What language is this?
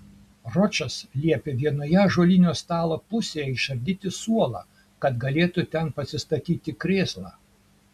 Lithuanian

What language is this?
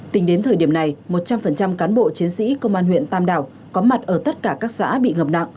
Vietnamese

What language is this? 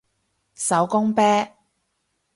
Cantonese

